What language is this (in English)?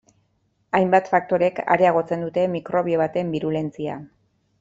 Basque